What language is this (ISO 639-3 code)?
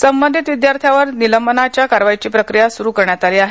mar